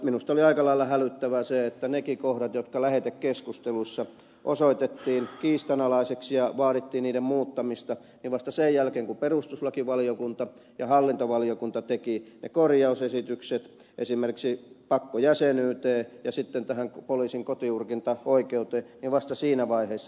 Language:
Finnish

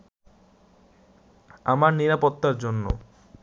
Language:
Bangla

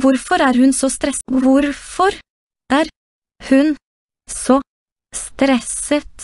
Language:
Norwegian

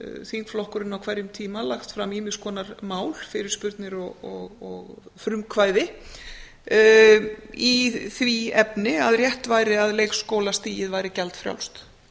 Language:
Icelandic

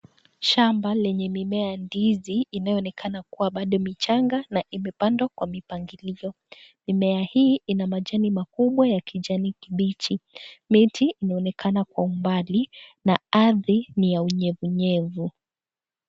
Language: Swahili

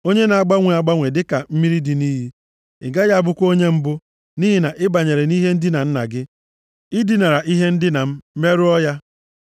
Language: Igbo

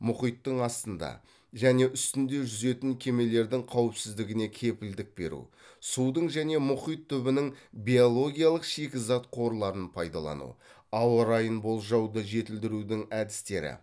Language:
Kazakh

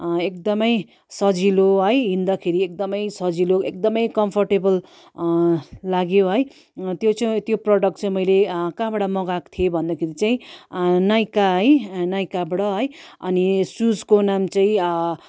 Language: Nepali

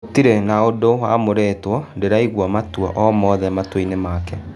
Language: Kikuyu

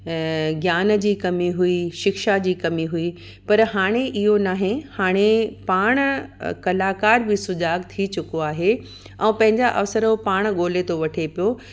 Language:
Sindhi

